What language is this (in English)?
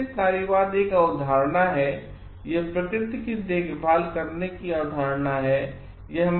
Hindi